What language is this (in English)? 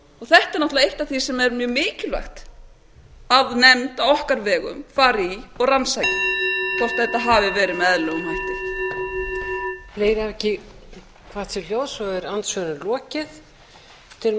Icelandic